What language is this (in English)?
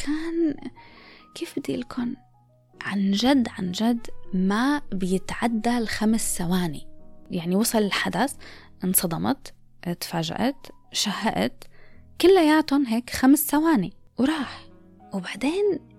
Arabic